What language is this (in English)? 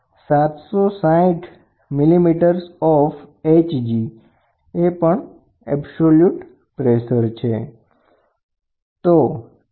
Gujarati